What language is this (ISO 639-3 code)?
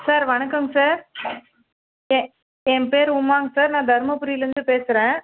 tam